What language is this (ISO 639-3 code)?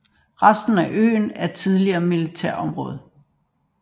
dan